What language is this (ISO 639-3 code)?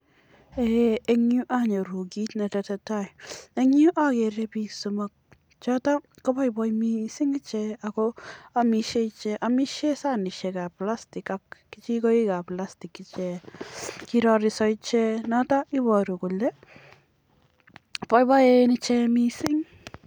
kln